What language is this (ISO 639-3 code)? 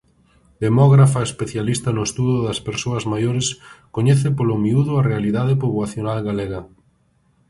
glg